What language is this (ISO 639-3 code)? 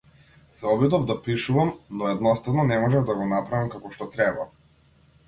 mkd